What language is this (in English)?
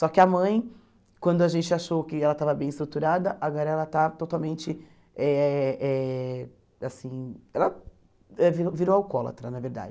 Portuguese